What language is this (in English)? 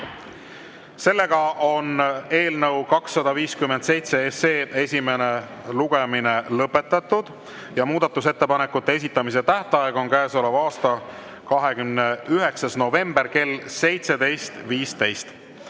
Estonian